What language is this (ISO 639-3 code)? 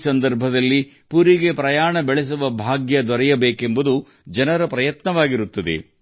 kan